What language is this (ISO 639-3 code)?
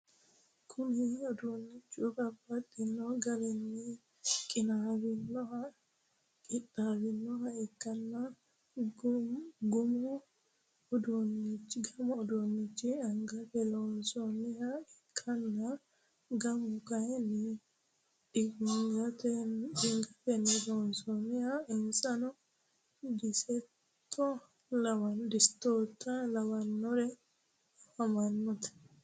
sid